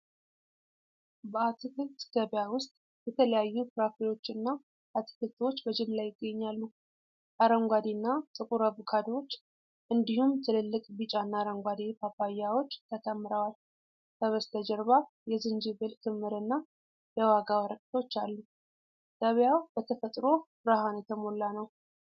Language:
Amharic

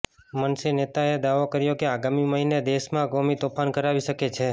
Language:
Gujarati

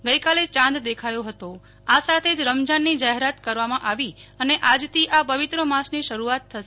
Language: Gujarati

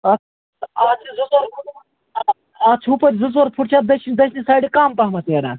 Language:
Kashmiri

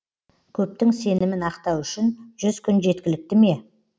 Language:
Kazakh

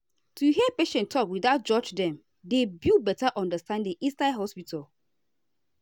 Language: Nigerian Pidgin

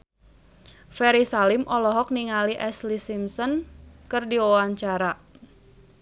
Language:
Sundanese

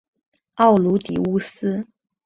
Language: Chinese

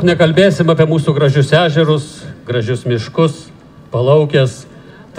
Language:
Romanian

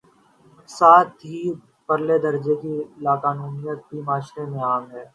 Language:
Urdu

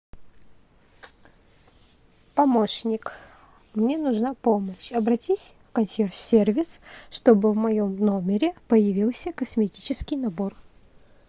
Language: Russian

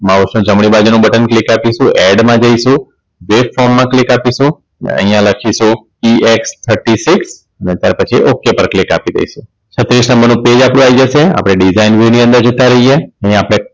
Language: Gujarati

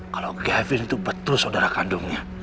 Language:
Indonesian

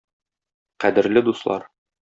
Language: Tatar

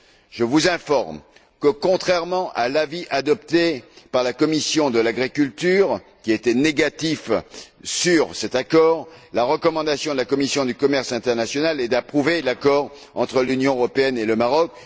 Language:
French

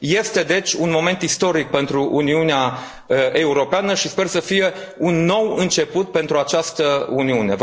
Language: Romanian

